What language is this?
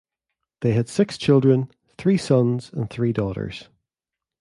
English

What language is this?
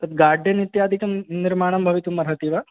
Sanskrit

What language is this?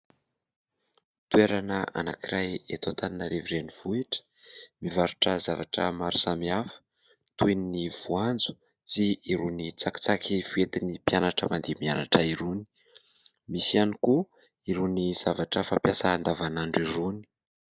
Malagasy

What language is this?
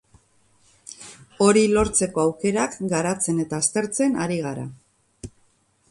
Basque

